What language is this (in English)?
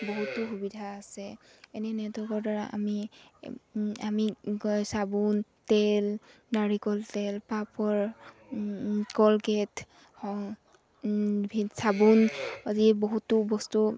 Assamese